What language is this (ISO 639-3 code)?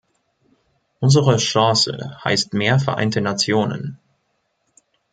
deu